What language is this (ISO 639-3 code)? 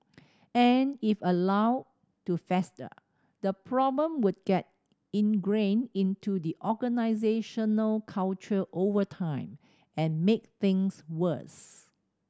eng